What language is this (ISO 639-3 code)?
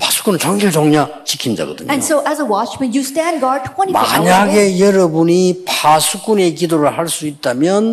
kor